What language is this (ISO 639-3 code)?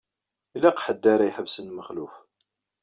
kab